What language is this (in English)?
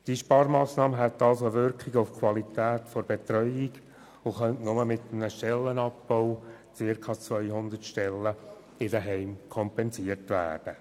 Swiss German